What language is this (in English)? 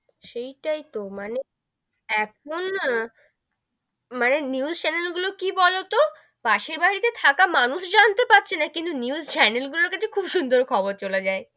Bangla